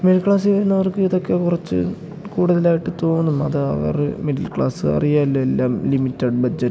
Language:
Malayalam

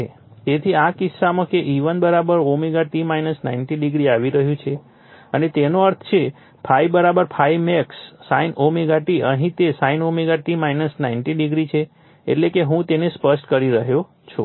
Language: Gujarati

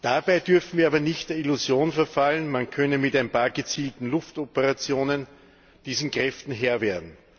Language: German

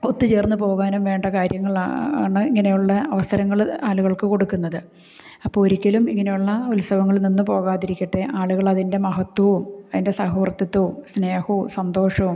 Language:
Malayalam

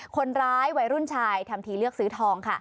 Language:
Thai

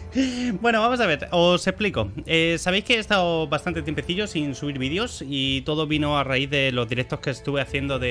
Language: Spanish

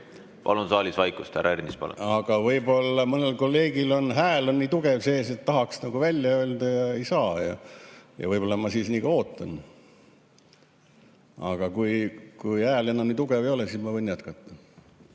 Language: Estonian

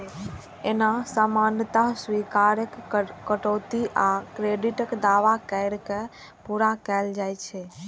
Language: Maithili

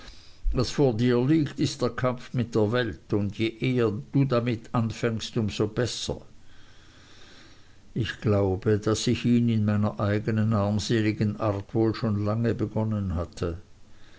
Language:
German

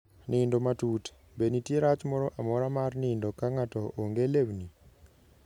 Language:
Luo (Kenya and Tanzania)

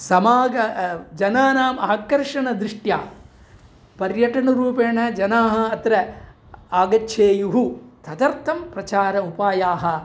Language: Sanskrit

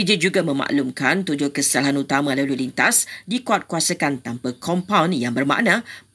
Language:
Malay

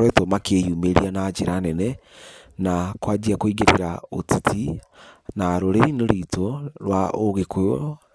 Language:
Kikuyu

